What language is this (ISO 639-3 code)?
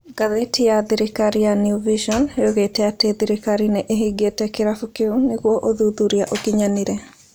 kik